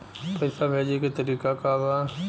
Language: Bhojpuri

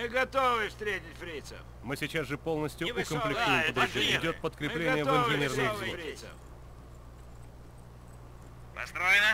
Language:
Russian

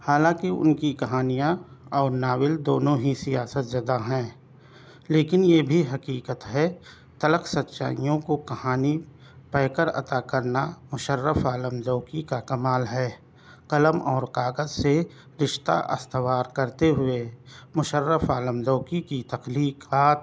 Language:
Urdu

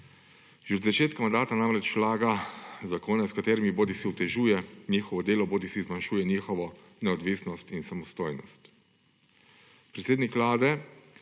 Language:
Slovenian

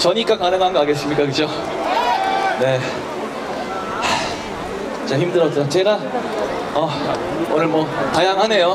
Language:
Korean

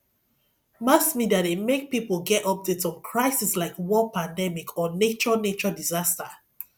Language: Nigerian Pidgin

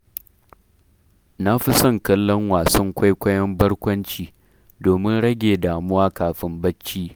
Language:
Hausa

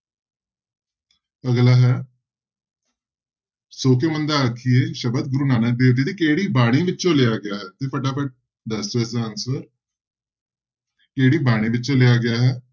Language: Punjabi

